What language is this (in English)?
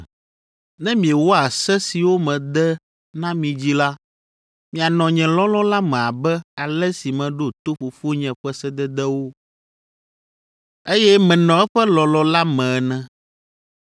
Ewe